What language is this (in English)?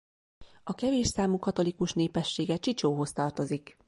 Hungarian